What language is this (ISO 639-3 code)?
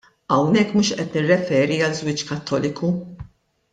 mlt